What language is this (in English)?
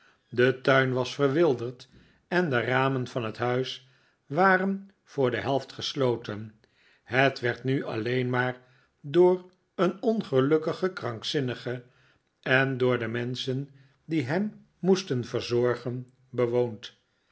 Dutch